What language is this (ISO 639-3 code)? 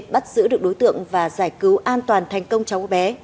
vie